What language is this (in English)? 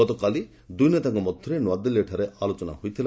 Odia